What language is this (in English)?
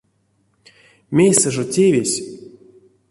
Erzya